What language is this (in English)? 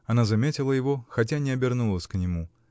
Russian